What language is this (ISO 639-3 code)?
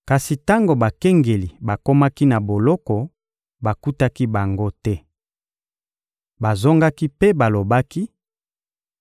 lin